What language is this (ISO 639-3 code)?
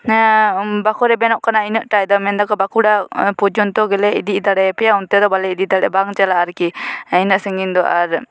sat